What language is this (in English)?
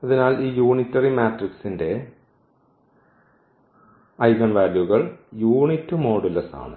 Malayalam